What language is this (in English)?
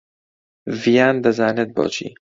Central Kurdish